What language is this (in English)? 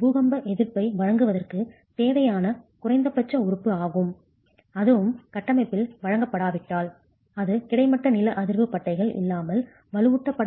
Tamil